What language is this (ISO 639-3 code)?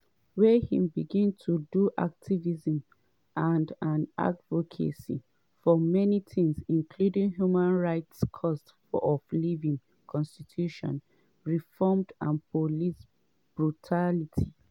pcm